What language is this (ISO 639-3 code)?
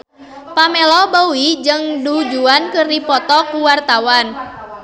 sun